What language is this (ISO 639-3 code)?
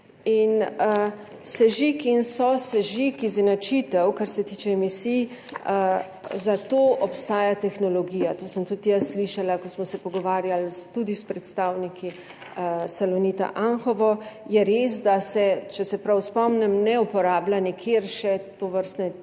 slv